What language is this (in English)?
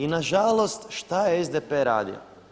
Croatian